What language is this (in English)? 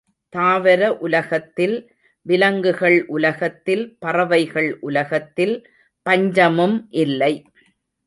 Tamil